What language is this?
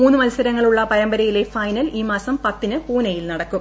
Malayalam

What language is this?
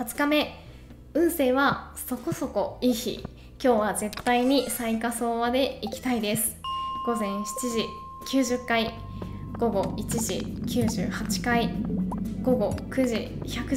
Japanese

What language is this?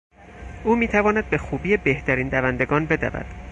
Persian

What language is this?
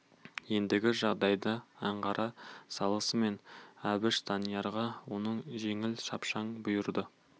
Kazakh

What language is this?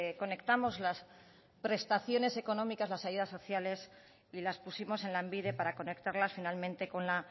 Spanish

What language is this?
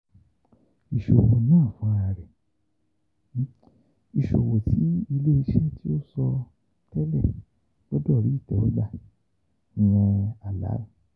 Yoruba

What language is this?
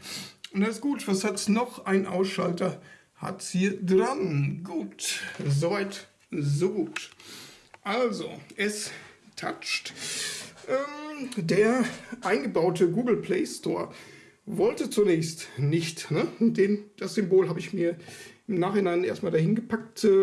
German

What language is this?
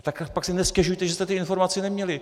Czech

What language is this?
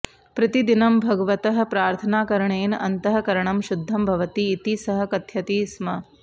Sanskrit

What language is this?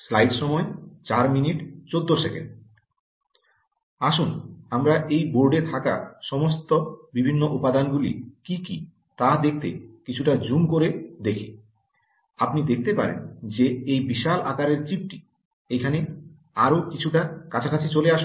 Bangla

